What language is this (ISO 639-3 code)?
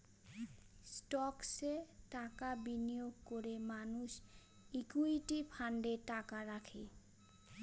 ben